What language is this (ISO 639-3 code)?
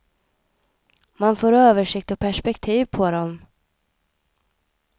swe